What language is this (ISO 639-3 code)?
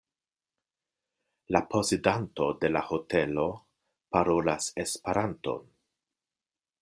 epo